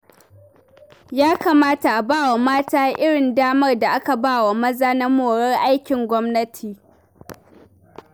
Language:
Hausa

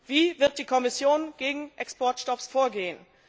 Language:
German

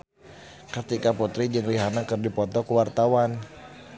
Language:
Sundanese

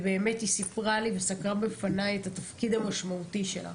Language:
Hebrew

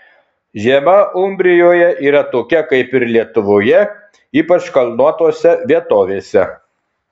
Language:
Lithuanian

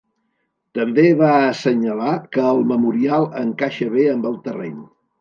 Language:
Catalan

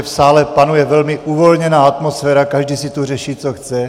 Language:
Czech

